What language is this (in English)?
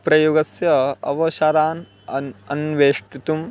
Sanskrit